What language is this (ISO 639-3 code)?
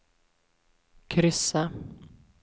swe